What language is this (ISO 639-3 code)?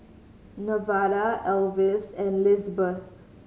eng